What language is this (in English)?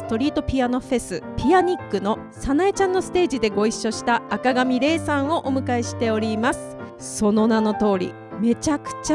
Japanese